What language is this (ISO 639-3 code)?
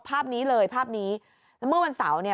tha